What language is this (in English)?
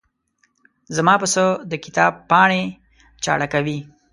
Pashto